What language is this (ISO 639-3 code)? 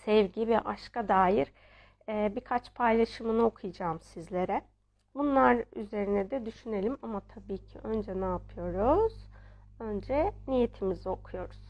tur